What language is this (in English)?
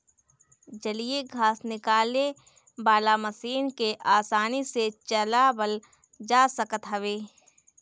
Bhojpuri